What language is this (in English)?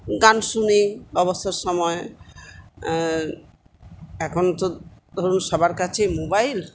Bangla